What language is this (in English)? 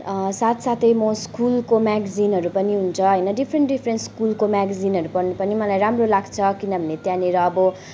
Nepali